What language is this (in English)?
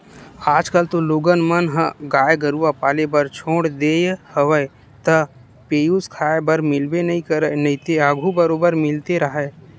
Chhattisgarhi